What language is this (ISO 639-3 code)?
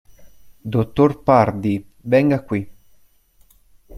ita